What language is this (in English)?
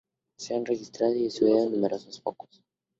Spanish